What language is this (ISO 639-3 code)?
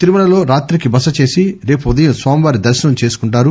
tel